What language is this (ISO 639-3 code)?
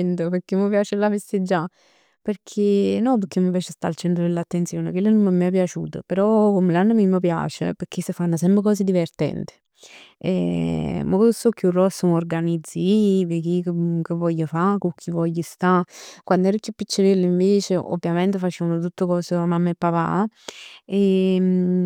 nap